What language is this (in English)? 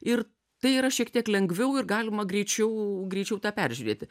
Lithuanian